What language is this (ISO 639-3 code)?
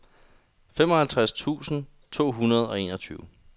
dan